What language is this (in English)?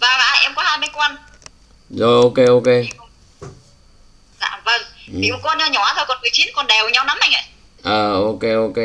Vietnamese